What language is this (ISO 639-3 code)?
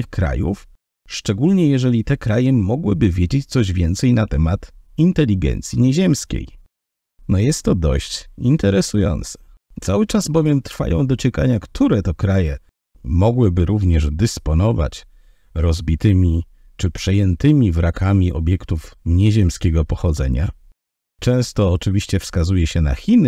pol